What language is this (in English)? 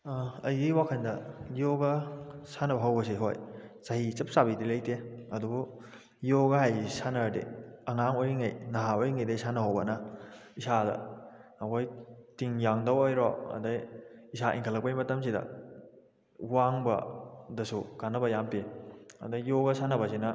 Manipuri